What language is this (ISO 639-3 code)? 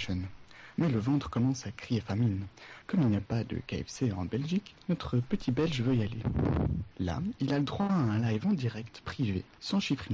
fra